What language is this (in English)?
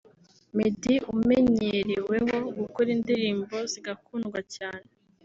Kinyarwanda